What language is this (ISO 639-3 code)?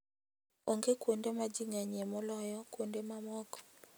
luo